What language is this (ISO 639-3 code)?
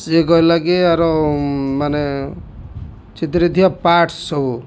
ori